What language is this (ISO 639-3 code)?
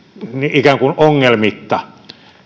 fin